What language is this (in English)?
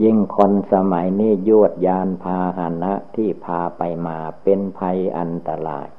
Thai